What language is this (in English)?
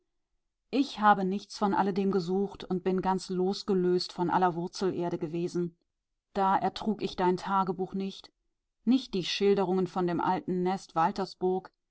German